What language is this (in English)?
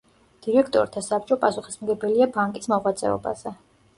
Georgian